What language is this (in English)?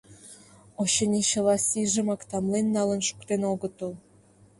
Mari